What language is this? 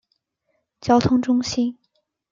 Chinese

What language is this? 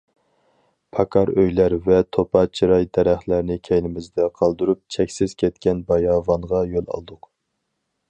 Uyghur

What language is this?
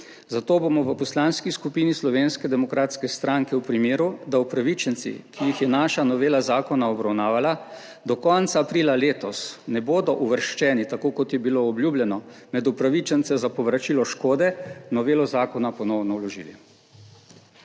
Slovenian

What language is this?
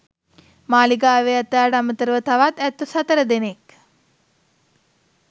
Sinhala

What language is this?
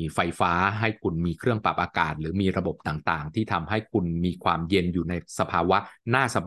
Thai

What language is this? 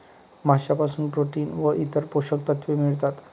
Marathi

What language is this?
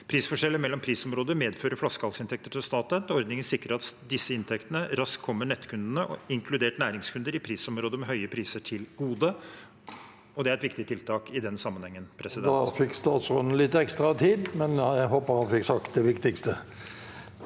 Norwegian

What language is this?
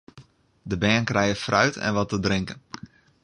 Western Frisian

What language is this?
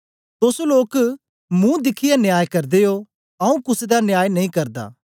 Dogri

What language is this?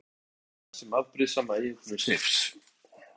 Icelandic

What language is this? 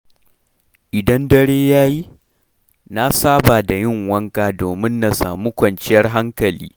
Hausa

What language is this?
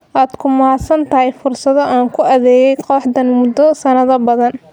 Somali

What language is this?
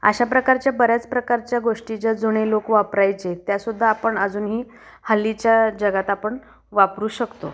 Marathi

